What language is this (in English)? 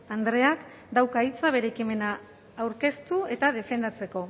Basque